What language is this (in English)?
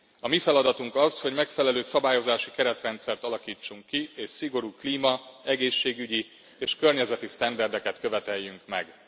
Hungarian